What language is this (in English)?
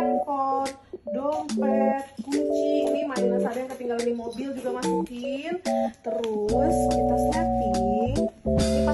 Indonesian